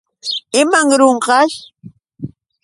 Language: Yauyos Quechua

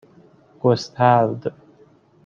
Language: Persian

